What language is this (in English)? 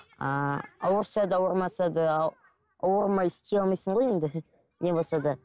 Kazakh